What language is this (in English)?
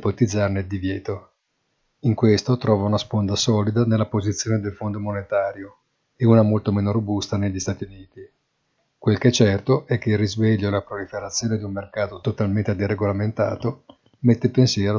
Italian